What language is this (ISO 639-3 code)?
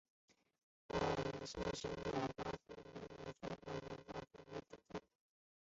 zho